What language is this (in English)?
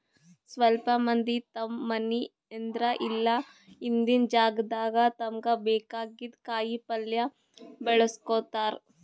Kannada